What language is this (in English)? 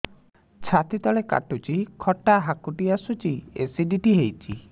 Odia